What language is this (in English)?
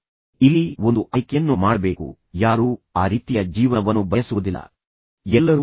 Kannada